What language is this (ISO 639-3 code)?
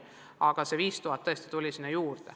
est